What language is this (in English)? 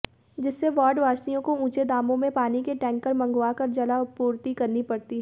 Hindi